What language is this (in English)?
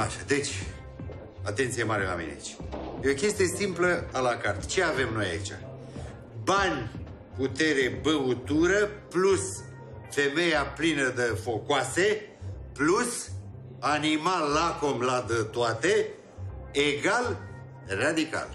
Romanian